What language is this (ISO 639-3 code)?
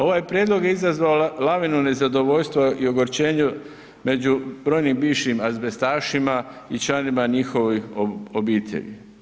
hrv